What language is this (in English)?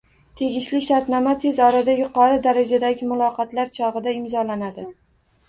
Uzbek